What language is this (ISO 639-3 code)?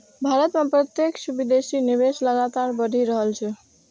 mai